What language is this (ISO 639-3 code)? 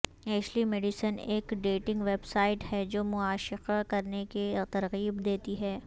urd